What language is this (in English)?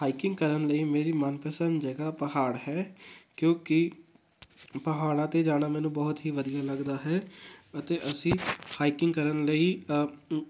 Punjabi